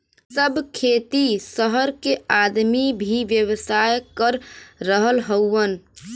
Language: Bhojpuri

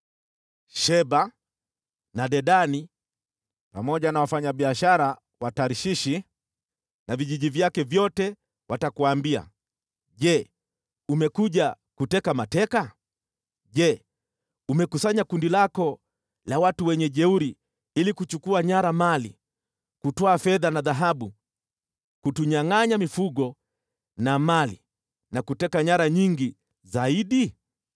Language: Swahili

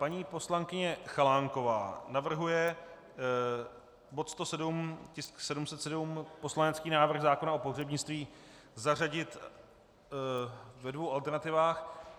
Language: Czech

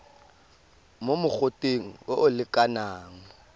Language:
Tswana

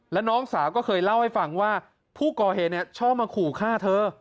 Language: Thai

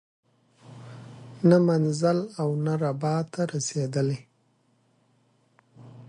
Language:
Pashto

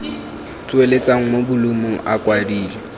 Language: Tswana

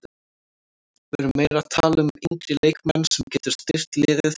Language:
Icelandic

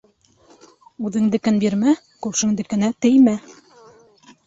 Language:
Bashkir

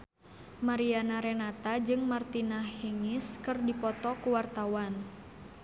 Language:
Sundanese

